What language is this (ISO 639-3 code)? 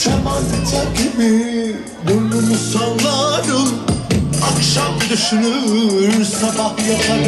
ara